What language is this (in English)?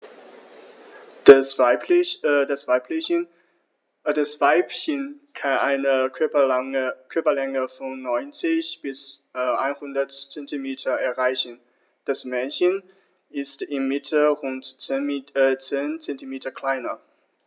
German